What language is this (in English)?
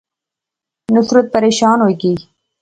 Pahari-Potwari